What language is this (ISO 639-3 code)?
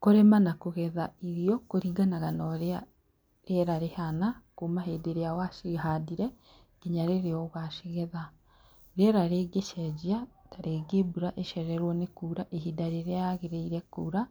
kik